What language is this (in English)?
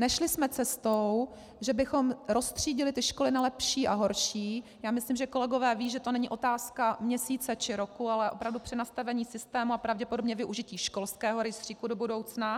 Czech